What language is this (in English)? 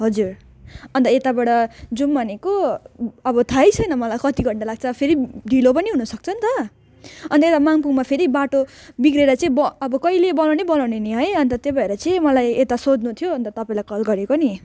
Nepali